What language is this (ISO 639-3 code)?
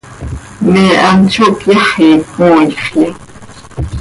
sei